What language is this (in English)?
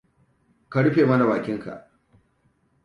Hausa